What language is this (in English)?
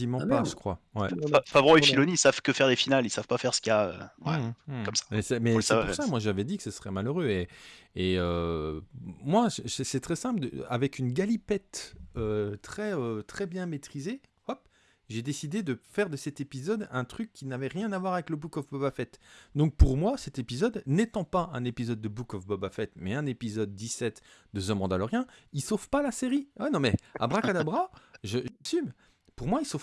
French